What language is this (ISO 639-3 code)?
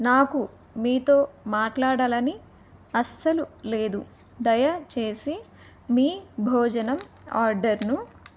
tel